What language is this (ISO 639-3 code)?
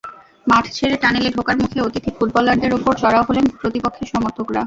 ben